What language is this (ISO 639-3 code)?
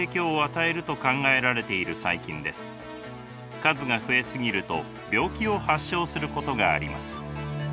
jpn